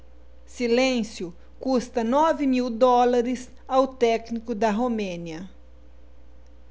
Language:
Portuguese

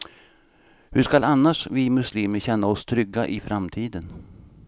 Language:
Swedish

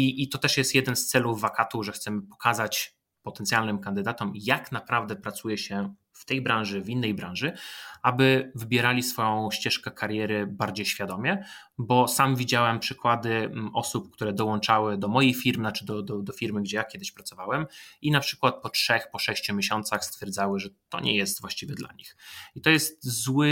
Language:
Polish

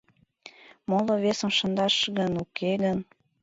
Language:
Mari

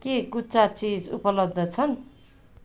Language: Nepali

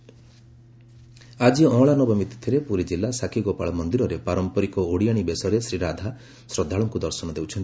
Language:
Odia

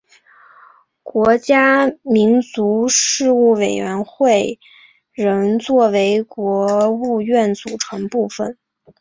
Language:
Chinese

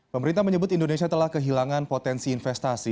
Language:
Indonesian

